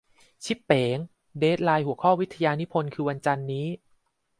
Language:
Thai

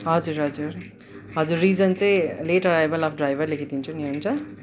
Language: Nepali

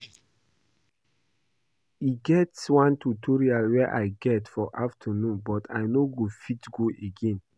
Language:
Nigerian Pidgin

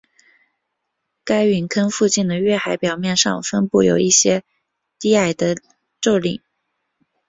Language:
Chinese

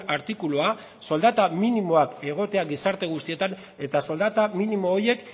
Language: Basque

